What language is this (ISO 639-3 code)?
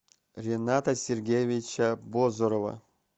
rus